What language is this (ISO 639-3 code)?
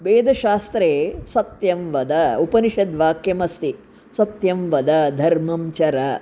san